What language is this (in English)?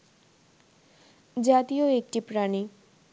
Bangla